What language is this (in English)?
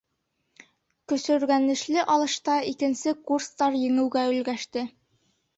Bashkir